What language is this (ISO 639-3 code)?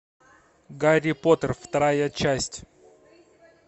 rus